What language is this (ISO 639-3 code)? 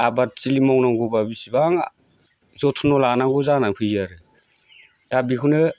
brx